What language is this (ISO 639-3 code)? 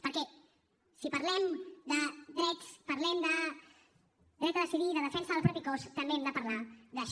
cat